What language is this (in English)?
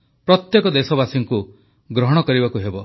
Odia